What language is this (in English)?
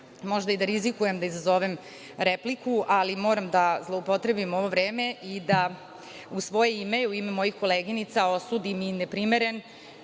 Serbian